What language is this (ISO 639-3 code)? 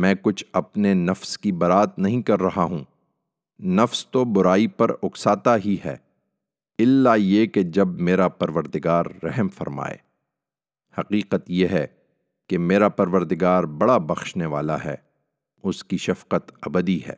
urd